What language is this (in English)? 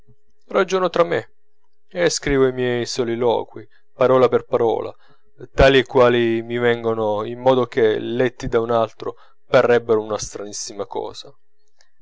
Italian